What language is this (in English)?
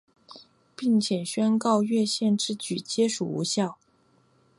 Chinese